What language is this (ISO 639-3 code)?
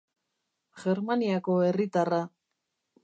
eus